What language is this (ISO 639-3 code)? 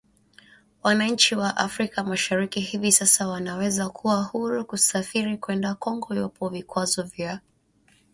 swa